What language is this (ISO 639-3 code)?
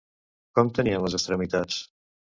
cat